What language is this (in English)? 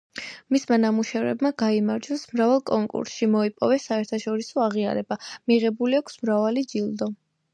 Georgian